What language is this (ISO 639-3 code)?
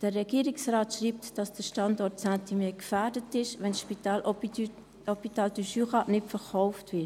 gsw